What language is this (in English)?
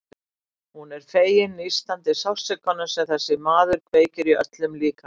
Icelandic